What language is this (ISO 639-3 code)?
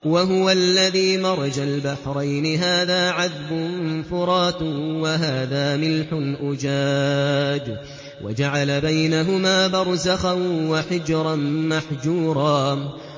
ara